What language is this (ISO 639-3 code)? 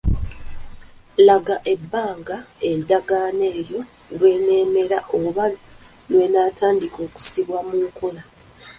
lug